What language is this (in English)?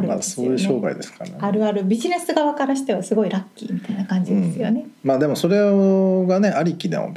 Japanese